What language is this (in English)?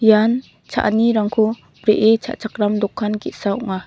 Garo